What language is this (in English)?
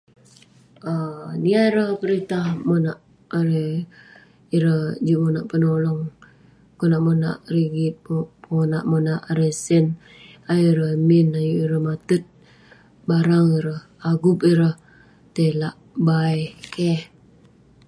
Western Penan